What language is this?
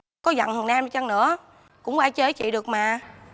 Vietnamese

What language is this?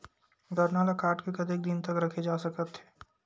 Chhattisgarhi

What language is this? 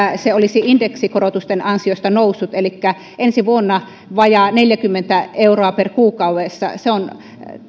Finnish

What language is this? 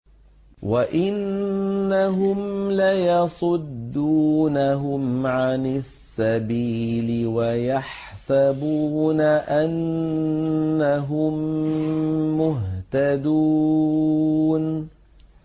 Arabic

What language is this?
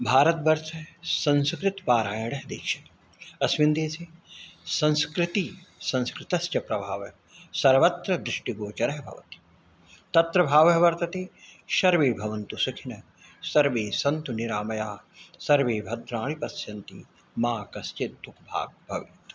Sanskrit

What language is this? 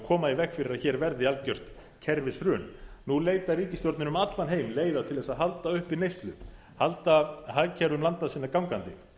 Icelandic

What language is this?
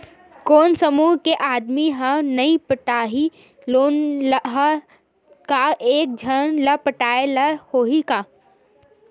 Chhattisgarhi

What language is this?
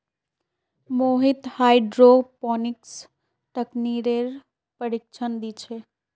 Magahi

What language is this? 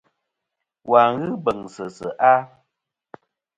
Kom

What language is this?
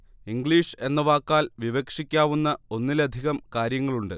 Malayalam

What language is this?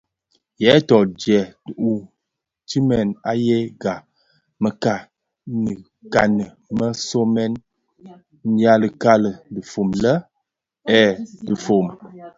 Bafia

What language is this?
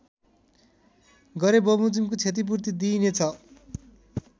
Nepali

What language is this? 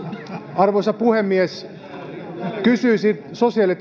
Finnish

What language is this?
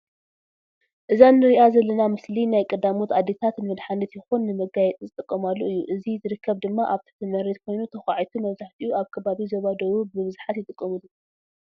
Tigrinya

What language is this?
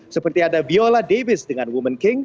Indonesian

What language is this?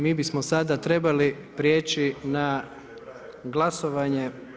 Croatian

